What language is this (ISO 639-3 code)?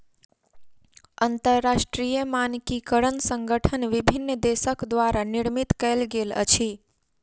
mai